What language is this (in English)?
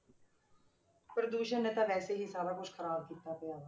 Punjabi